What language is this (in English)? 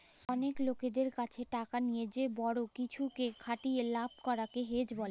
Bangla